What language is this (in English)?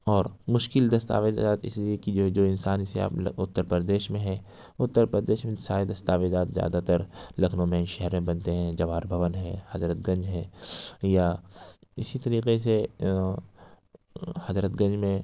Urdu